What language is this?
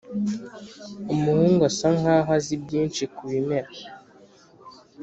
Kinyarwanda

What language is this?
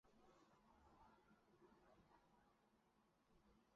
Chinese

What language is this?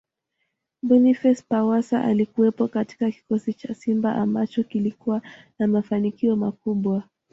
Swahili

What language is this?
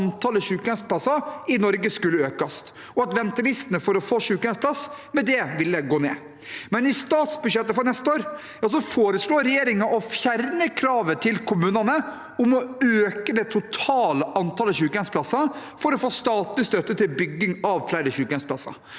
Norwegian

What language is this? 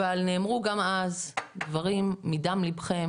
Hebrew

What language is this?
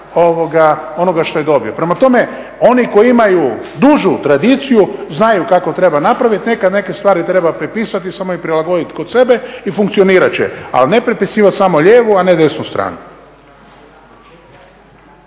Croatian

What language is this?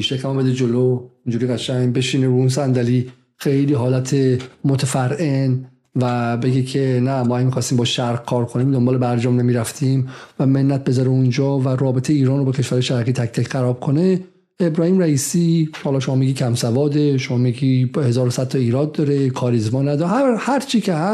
Persian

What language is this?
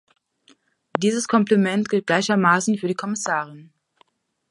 German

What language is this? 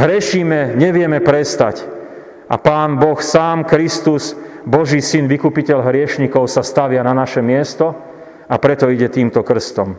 Slovak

